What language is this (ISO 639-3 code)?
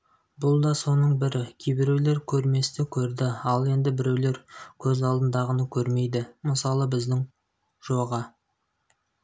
kaz